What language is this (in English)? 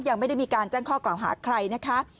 Thai